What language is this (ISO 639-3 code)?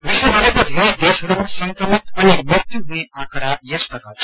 nep